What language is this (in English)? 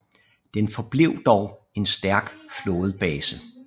Danish